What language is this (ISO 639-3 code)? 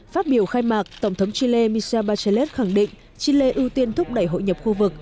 vie